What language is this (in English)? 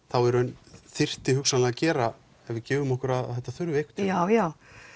Icelandic